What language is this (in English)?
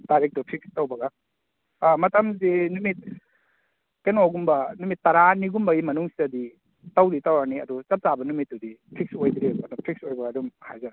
Manipuri